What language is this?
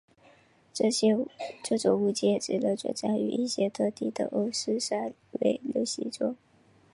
Chinese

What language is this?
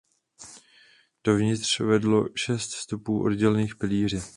Czech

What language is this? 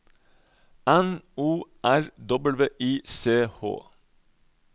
Norwegian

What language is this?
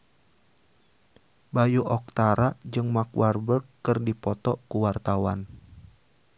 Sundanese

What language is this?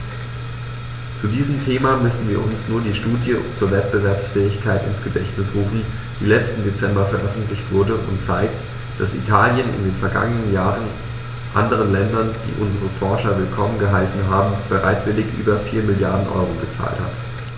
German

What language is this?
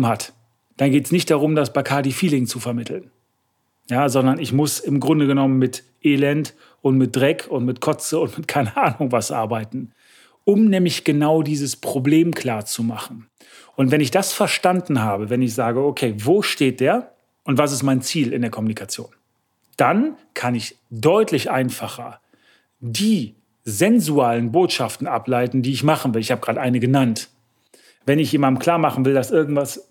German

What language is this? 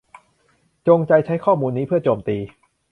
Thai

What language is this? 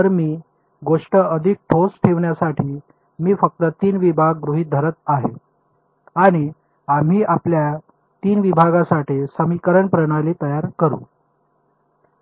Marathi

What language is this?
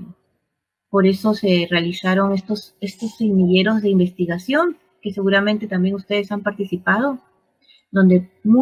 Spanish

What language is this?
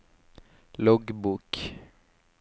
Norwegian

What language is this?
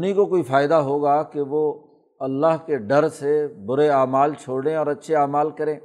Urdu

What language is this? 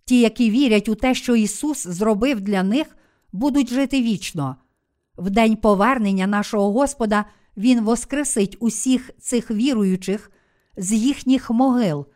Ukrainian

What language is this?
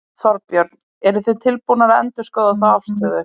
Icelandic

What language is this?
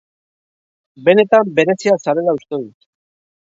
Basque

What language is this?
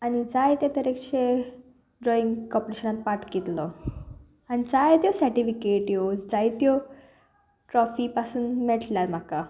Konkani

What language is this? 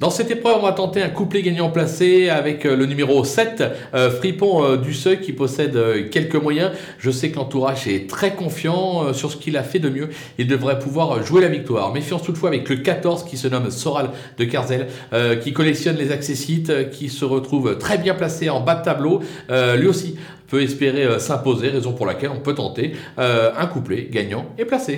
French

